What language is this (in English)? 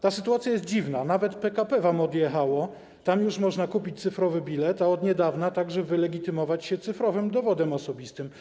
Polish